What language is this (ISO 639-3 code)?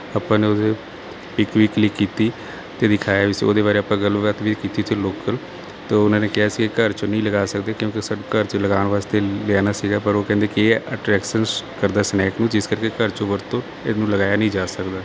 pan